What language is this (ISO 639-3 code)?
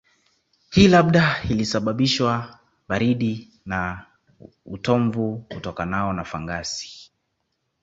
swa